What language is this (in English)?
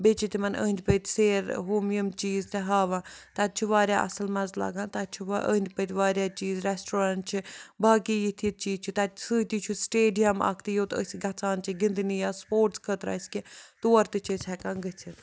Kashmiri